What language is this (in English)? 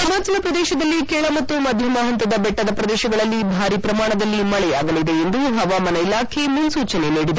Kannada